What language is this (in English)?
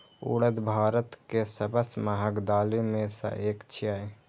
Maithili